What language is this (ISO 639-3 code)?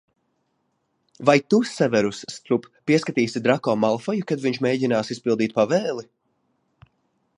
lav